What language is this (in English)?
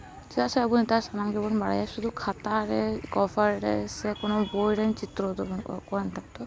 Santali